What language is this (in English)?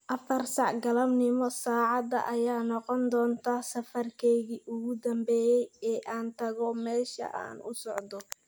Somali